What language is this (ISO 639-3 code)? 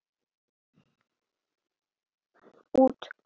isl